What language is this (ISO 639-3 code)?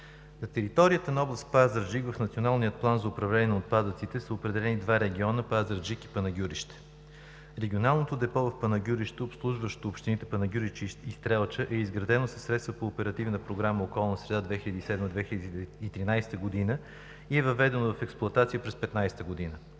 bul